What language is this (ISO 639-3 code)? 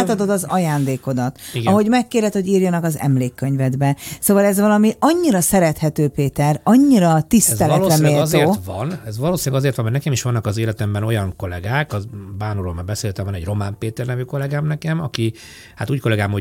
hun